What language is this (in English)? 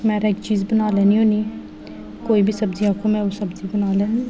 Dogri